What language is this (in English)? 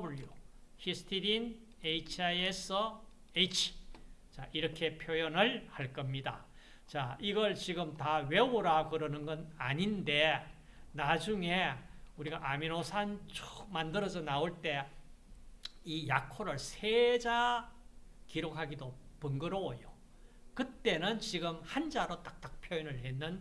Korean